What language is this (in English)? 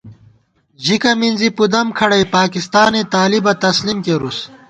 Gawar-Bati